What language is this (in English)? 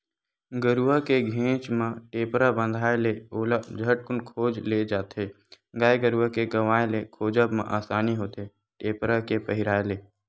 Chhattisgarhi